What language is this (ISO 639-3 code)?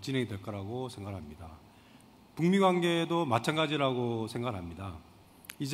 kor